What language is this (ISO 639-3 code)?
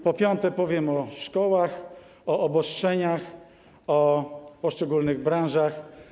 pol